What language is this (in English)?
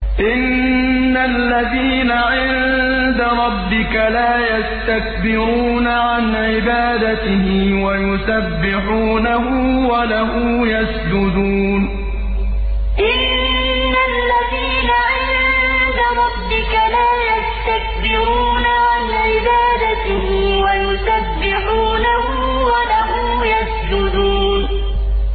Arabic